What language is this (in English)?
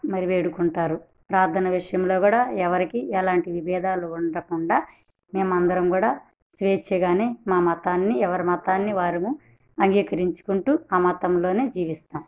Telugu